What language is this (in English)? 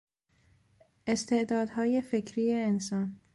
Persian